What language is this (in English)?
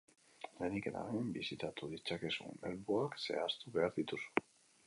Basque